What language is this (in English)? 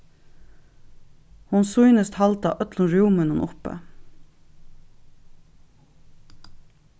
Faroese